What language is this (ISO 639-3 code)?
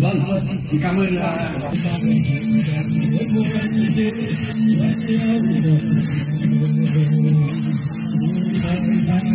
vie